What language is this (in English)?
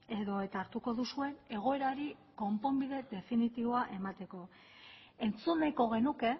Basque